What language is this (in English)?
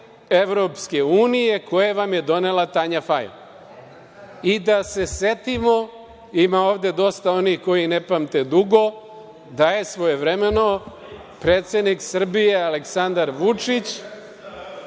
Serbian